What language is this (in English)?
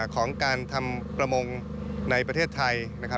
Thai